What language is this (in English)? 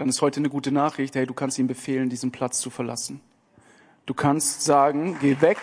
German